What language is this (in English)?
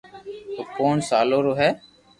Loarki